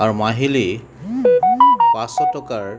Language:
Assamese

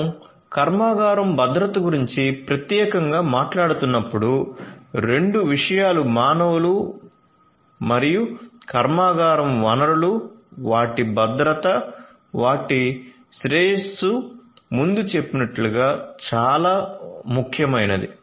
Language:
Telugu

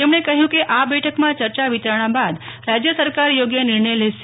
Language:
Gujarati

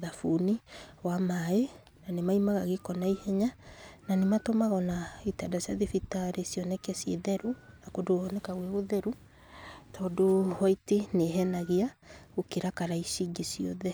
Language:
Kikuyu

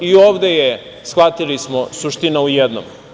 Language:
Serbian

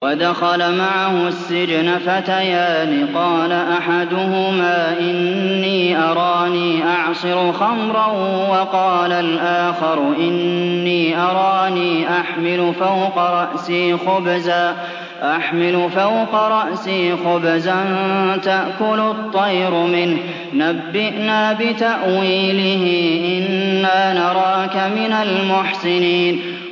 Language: Arabic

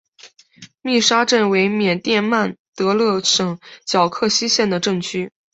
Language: Chinese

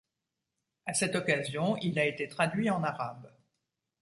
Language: French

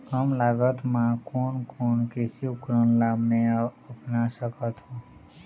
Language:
Chhattisgarhi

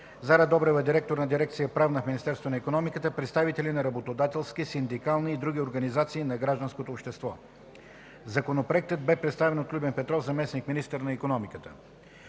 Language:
Bulgarian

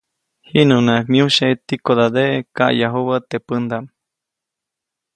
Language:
Copainalá Zoque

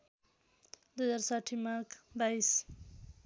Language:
Nepali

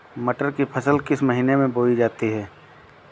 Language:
Hindi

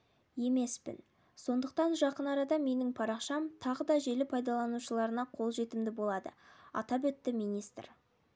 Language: Kazakh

